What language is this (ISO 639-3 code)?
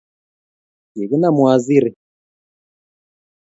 kln